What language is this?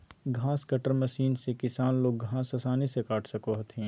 Magahi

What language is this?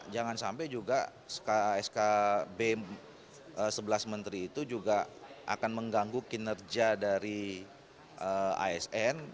Indonesian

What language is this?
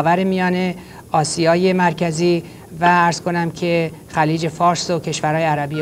Persian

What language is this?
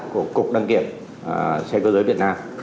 Vietnamese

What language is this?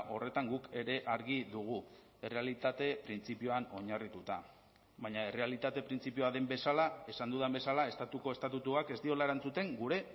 Basque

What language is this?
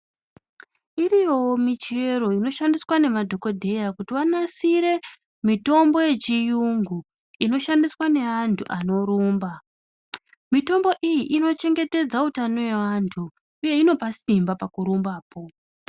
Ndau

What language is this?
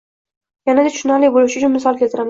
Uzbek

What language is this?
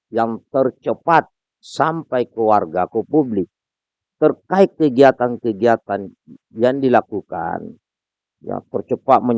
Indonesian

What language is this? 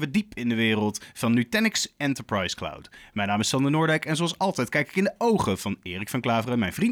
Dutch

